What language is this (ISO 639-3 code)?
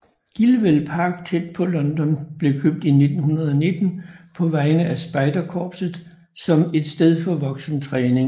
dan